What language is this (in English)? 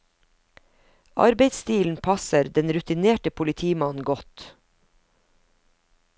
Norwegian